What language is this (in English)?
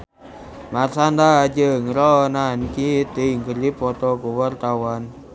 Sundanese